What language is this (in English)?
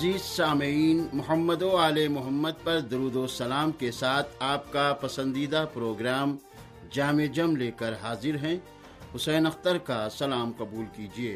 Urdu